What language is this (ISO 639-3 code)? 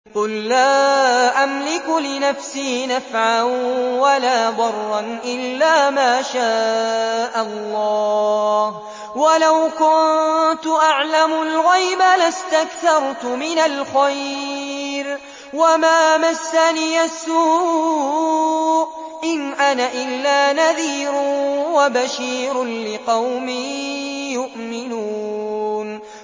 ara